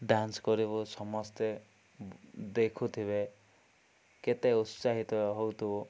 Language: Odia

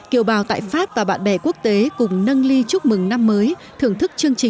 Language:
Vietnamese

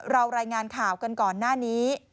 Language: Thai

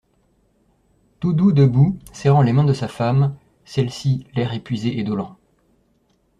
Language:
French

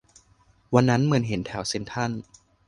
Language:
Thai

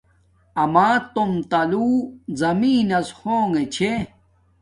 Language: Domaaki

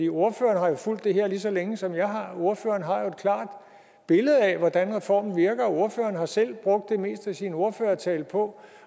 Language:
Danish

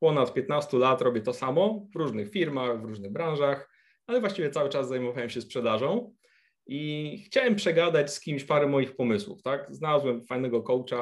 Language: Polish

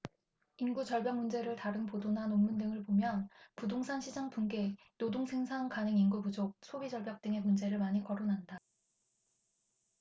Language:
Korean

